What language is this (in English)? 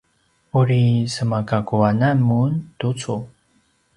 Paiwan